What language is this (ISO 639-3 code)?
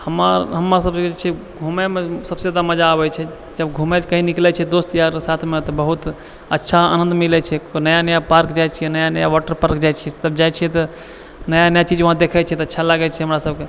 mai